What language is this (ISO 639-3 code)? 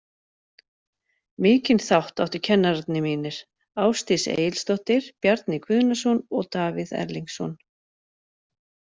isl